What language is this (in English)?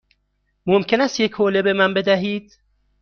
Persian